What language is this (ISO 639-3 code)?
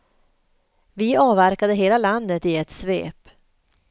swe